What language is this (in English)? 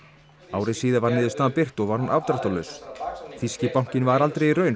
Icelandic